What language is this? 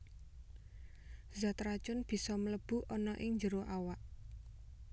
Javanese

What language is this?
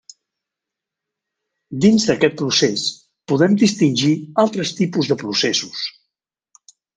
Catalan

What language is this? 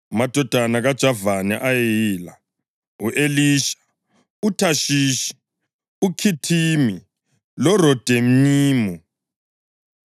North Ndebele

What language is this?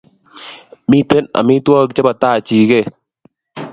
Kalenjin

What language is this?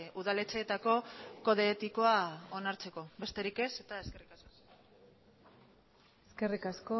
Basque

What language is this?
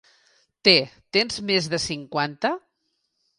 Catalan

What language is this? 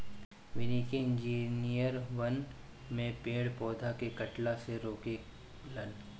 Bhojpuri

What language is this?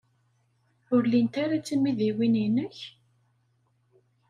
Kabyle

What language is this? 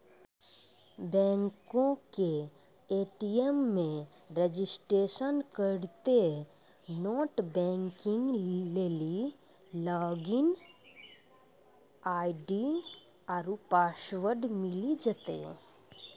Maithili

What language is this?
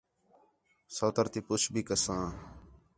Khetrani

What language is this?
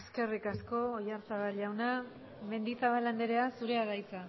Basque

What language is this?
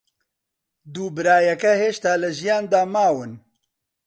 Central Kurdish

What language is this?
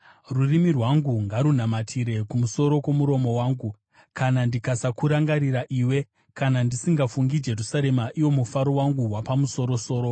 Shona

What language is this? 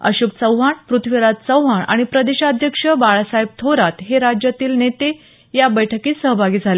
Marathi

